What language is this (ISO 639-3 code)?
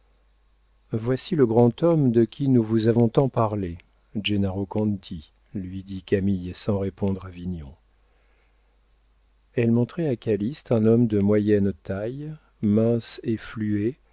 fra